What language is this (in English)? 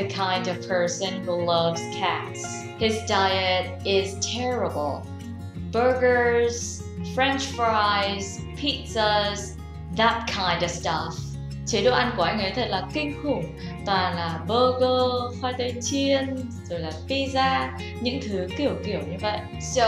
Vietnamese